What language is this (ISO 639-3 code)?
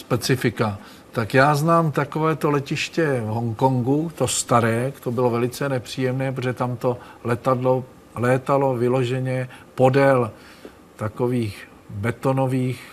ces